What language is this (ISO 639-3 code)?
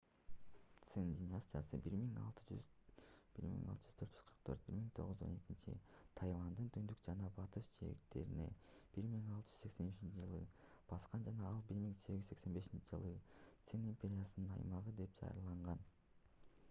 kir